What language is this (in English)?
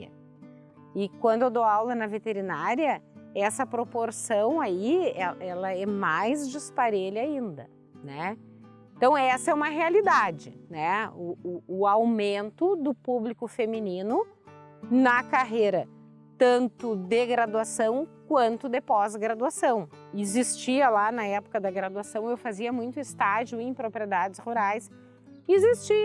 Portuguese